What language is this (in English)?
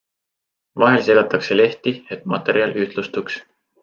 Estonian